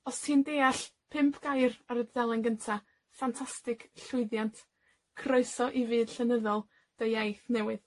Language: Welsh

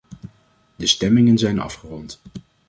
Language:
Dutch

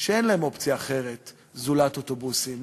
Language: Hebrew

